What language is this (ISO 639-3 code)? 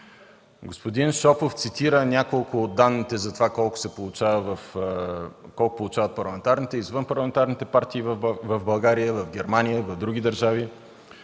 bul